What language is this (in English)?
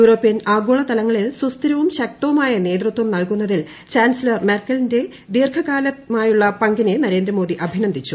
Malayalam